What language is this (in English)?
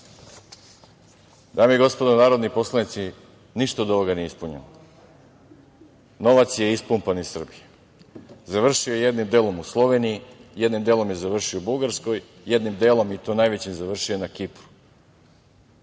Serbian